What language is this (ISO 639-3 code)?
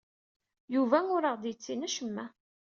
kab